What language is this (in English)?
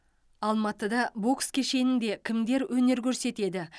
Kazakh